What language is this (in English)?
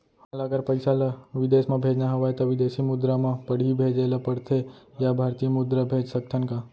Chhattisgarhi